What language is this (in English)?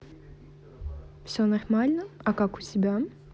Russian